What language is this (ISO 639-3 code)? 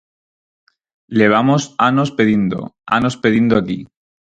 glg